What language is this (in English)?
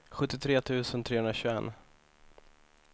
Swedish